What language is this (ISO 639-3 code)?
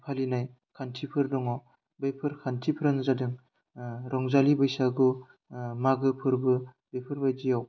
brx